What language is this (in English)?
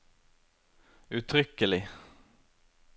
Norwegian